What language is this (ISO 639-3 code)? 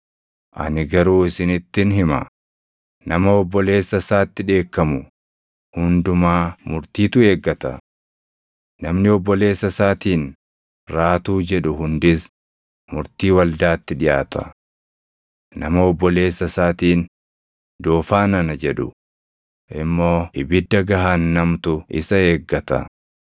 orm